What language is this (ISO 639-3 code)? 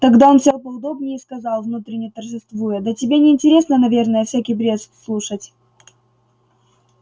rus